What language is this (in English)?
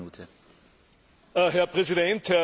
German